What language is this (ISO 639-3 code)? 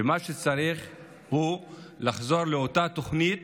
heb